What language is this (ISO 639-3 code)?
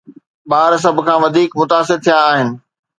snd